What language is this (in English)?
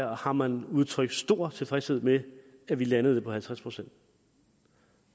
Danish